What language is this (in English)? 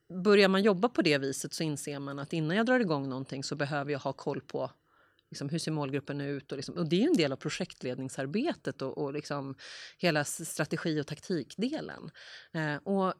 Swedish